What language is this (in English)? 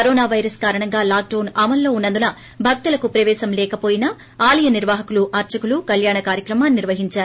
Telugu